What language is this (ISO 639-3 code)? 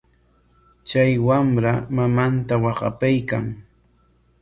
qwa